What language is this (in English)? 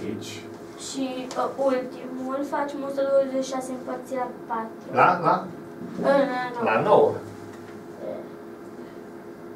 Romanian